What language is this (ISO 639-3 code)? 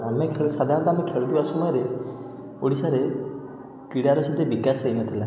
ori